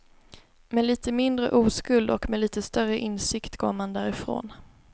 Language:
Swedish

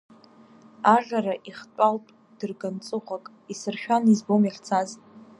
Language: Abkhazian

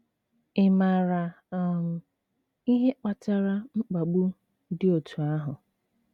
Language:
Igbo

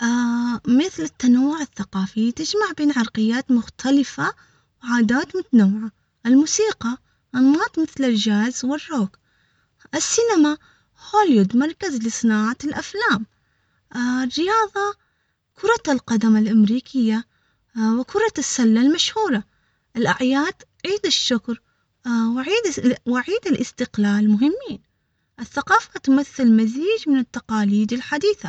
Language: Omani Arabic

